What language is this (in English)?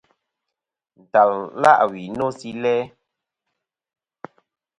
Kom